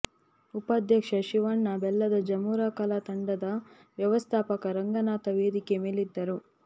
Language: Kannada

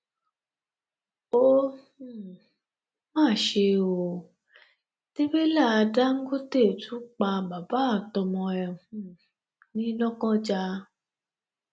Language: Yoruba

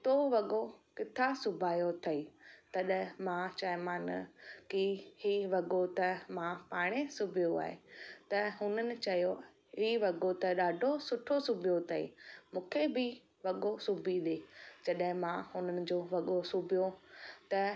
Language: Sindhi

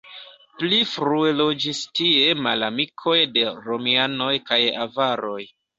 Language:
Esperanto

